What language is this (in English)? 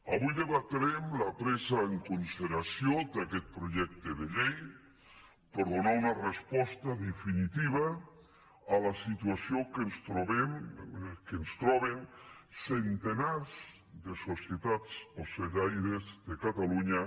Catalan